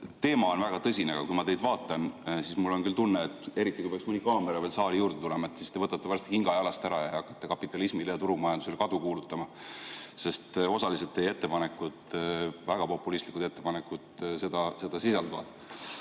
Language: Estonian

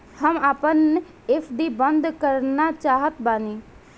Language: Bhojpuri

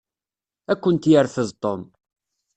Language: Kabyle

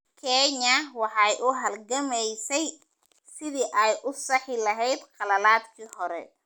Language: Somali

